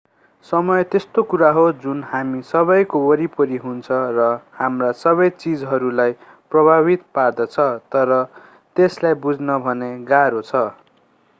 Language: Nepali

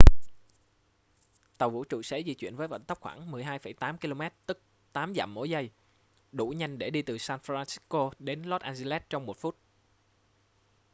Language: Vietnamese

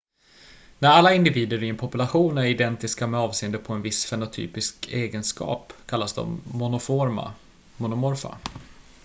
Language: Swedish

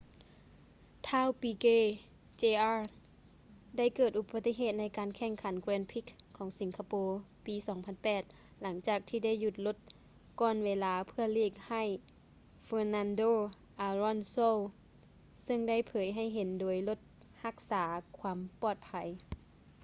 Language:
Lao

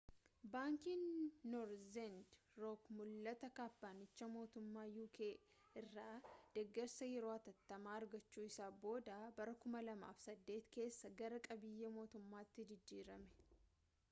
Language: Oromo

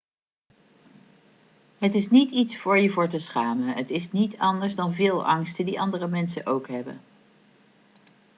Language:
Dutch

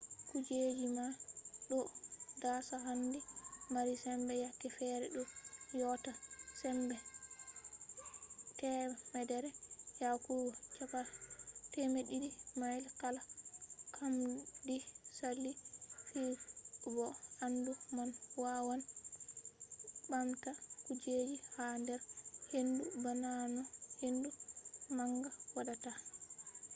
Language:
Fula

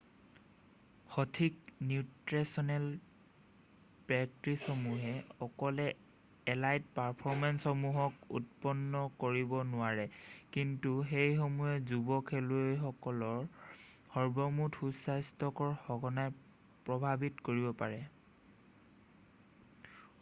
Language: Assamese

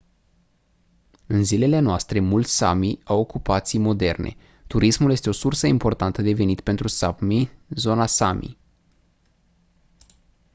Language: Romanian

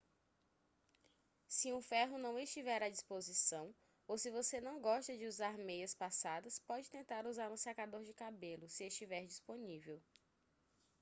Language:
Portuguese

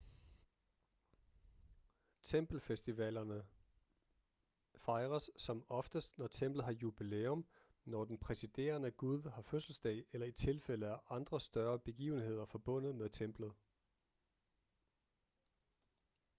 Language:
Danish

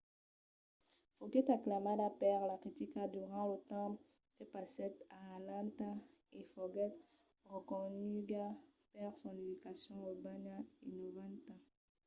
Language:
Occitan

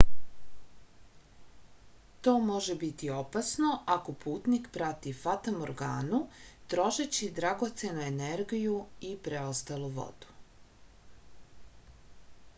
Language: Serbian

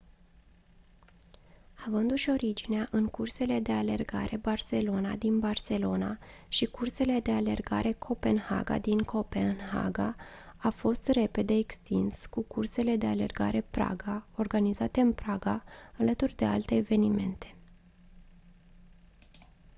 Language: Romanian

